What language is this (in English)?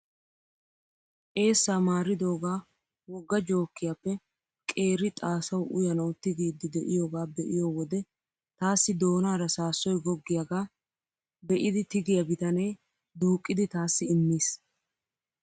Wolaytta